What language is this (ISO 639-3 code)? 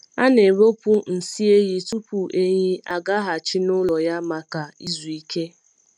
ibo